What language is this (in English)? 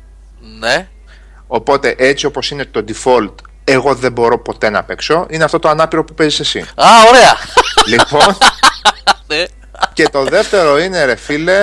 Greek